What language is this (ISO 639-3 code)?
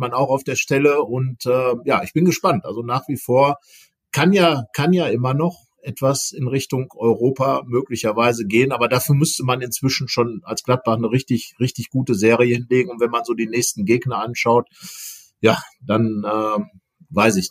deu